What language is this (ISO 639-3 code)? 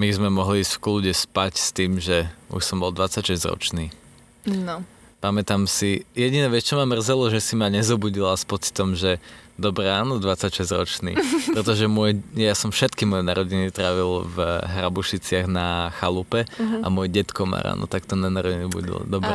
slk